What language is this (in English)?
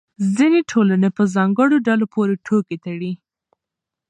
Pashto